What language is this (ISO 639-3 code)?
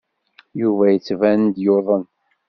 kab